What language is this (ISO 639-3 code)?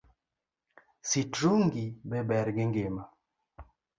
luo